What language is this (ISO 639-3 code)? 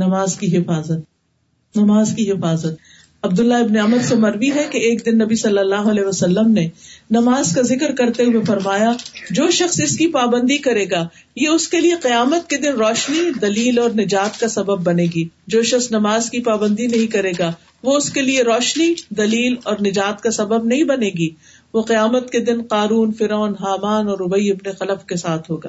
urd